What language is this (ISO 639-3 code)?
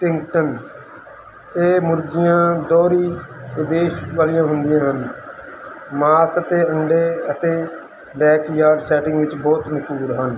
pan